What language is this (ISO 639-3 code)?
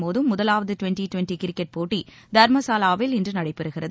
tam